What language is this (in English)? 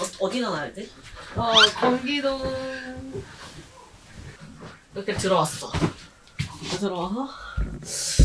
Korean